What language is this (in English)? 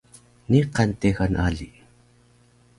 Taroko